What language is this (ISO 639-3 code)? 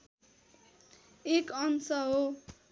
nep